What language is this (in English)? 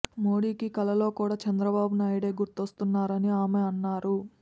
Telugu